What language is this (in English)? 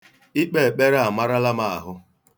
Igbo